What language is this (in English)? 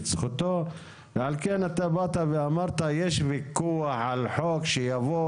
Hebrew